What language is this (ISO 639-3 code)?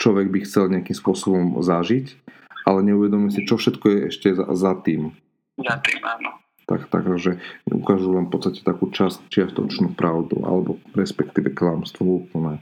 slk